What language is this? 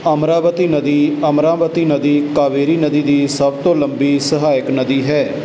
Punjabi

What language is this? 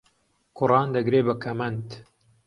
Central Kurdish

